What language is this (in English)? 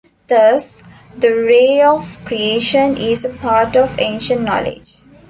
English